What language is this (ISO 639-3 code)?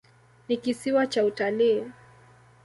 swa